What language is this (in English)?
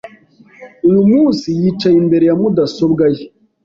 Kinyarwanda